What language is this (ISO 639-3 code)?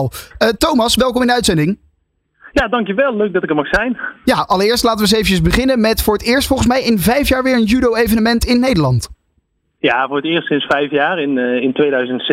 nld